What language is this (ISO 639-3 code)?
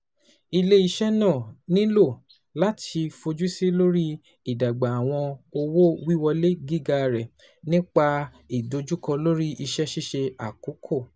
yor